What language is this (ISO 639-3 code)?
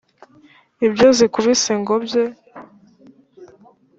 kin